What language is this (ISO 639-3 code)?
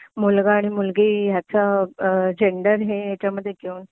mar